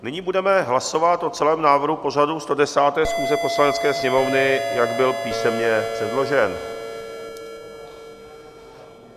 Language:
Czech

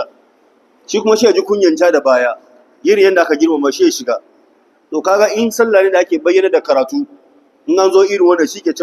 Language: Arabic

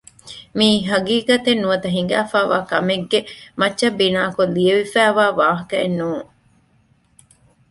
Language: Divehi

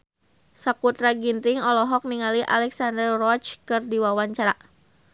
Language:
Sundanese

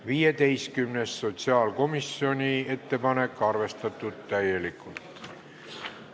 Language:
Estonian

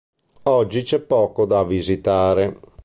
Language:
Italian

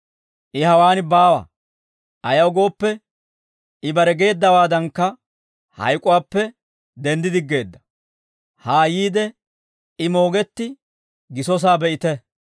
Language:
Dawro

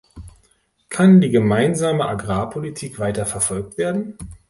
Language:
German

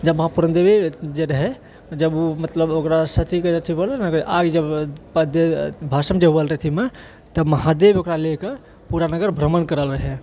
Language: Maithili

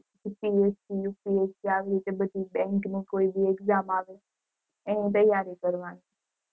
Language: Gujarati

